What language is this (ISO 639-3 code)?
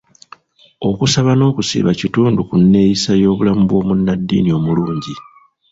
lug